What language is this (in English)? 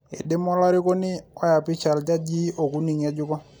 Masai